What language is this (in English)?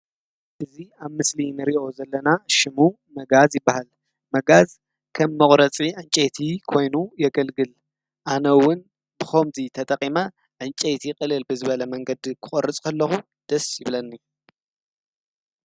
Tigrinya